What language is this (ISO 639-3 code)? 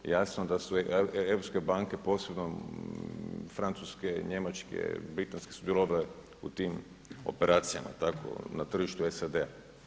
hrv